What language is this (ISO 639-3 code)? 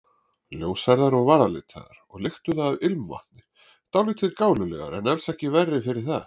isl